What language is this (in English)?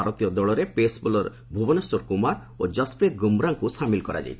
Odia